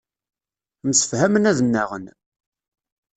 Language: Kabyle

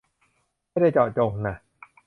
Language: Thai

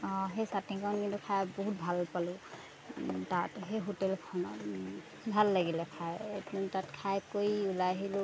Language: Assamese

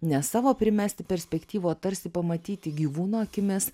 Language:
Lithuanian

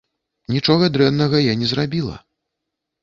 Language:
Belarusian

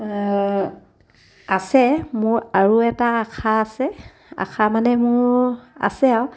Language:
Assamese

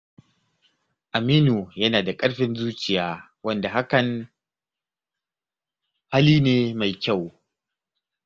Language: Hausa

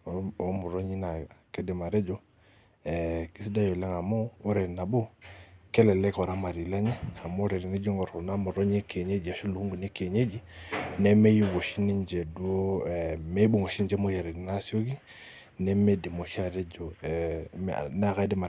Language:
Masai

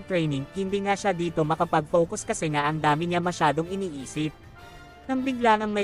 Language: Filipino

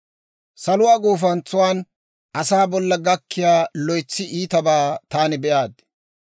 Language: Dawro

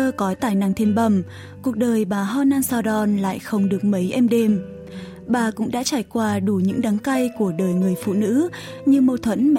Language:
Vietnamese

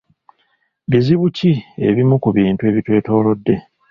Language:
Ganda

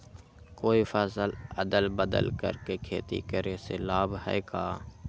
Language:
Magahi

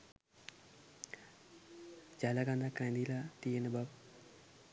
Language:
Sinhala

